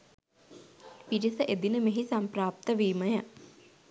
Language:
Sinhala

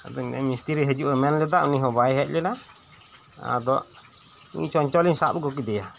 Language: Santali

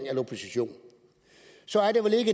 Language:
Danish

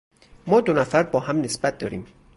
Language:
Persian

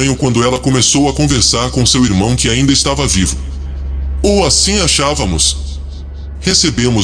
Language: Portuguese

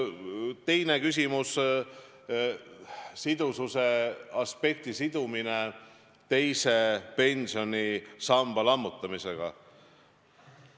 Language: Estonian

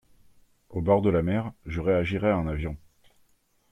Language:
French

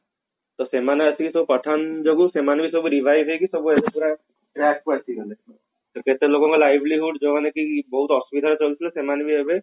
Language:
Odia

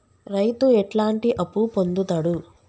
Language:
Telugu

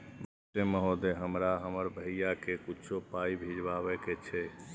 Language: Maithili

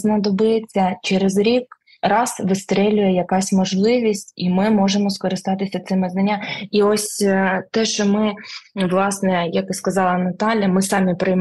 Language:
Ukrainian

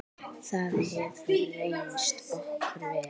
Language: Icelandic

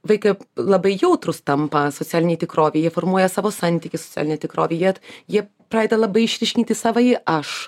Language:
Lithuanian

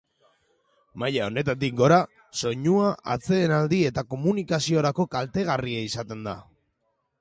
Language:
Basque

